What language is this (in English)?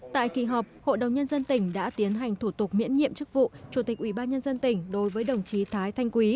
Vietnamese